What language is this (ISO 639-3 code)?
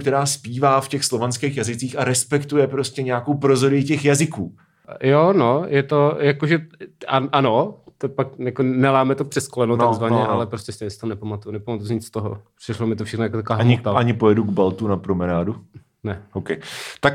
ces